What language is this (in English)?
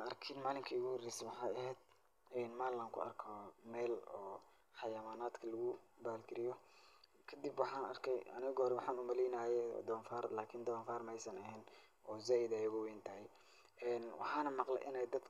Somali